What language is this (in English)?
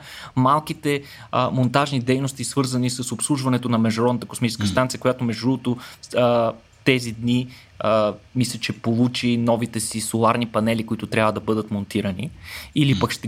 Bulgarian